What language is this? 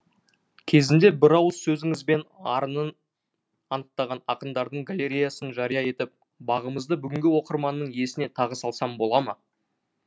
Kazakh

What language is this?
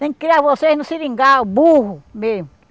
Portuguese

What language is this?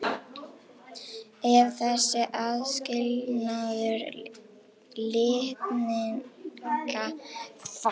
Icelandic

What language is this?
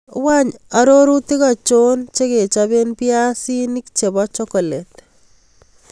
Kalenjin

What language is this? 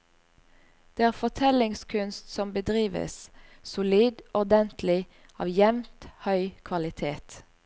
Norwegian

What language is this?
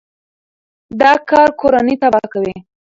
Pashto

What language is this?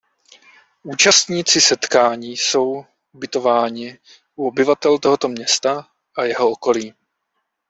Czech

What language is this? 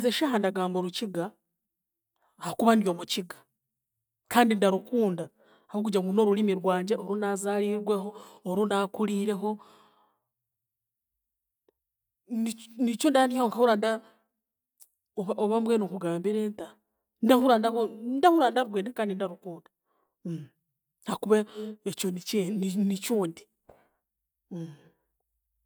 Chiga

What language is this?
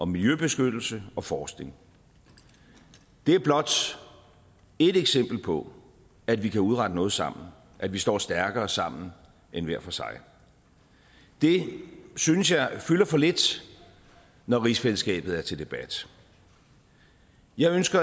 Danish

